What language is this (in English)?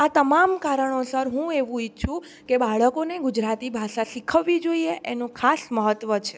Gujarati